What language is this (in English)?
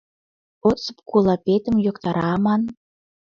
Mari